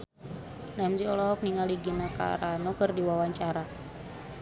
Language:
Sundanese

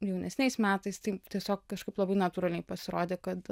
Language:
Lithuanian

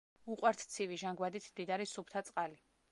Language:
Georgian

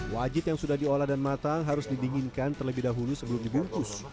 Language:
Indonesian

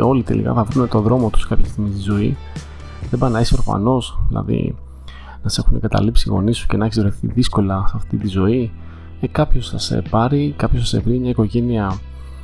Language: Greek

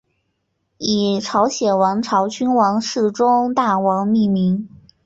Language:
Chinese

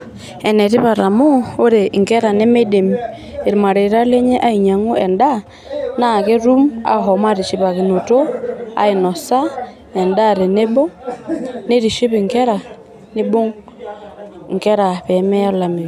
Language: Masai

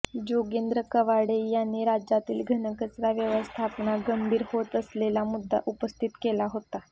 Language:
Marathi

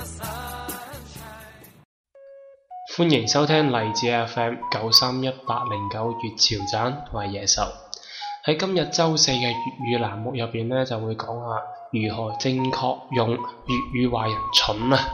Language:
Chinese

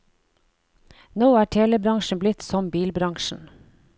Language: Norwegian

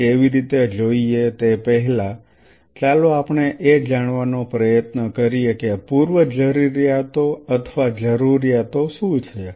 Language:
Gujarati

